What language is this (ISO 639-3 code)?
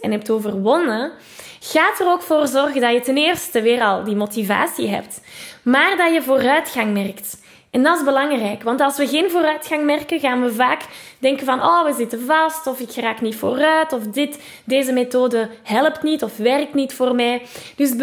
nld